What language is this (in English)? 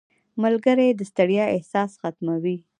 Pashto